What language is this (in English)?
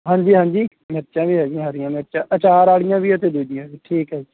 Punjabi